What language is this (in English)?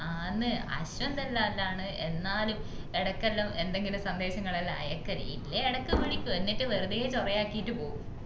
Malayalam